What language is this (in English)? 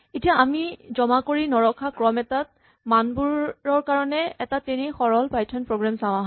Assamese